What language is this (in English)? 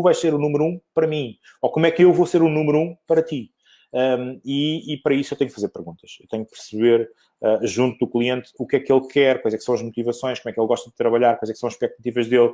Portuguese